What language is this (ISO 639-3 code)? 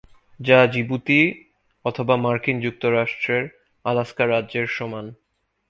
ben